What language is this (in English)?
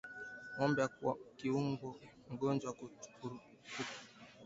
Swahili